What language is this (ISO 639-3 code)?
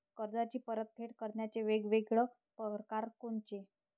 mar